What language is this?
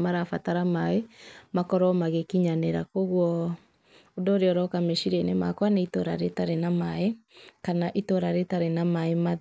Kikuyu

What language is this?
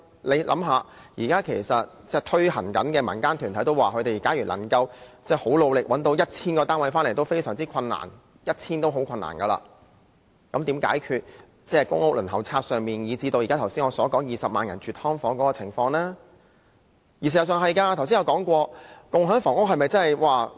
Cantonese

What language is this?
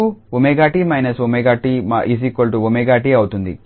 Telugu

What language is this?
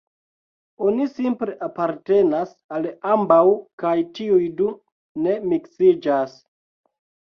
Esperanto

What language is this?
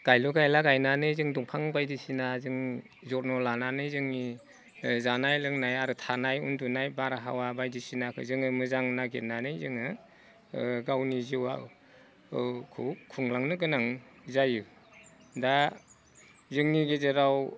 Bodo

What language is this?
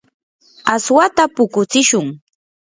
Yanahuanca Pasco Quechua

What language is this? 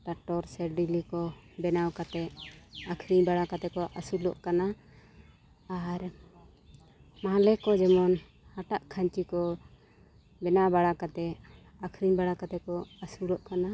Santali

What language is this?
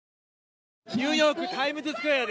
Japanese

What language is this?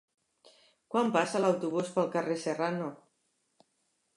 Catalan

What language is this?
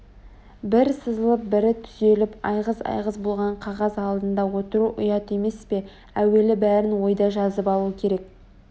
Kazakh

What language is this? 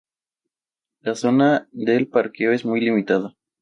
Spanish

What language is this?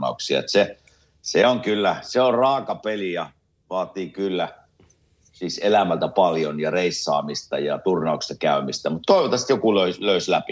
Finnish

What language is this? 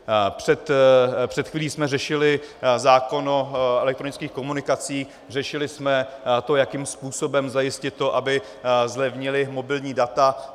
Czech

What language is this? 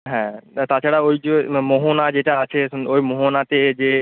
Bangla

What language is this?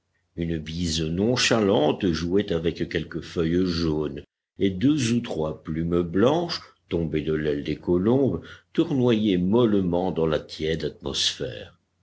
French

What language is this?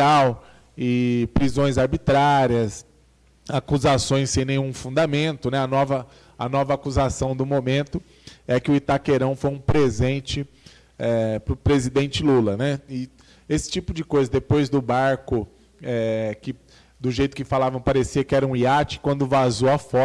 Portuguese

